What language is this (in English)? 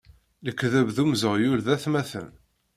Kabyle